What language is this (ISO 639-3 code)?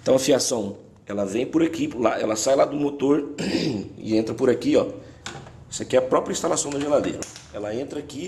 por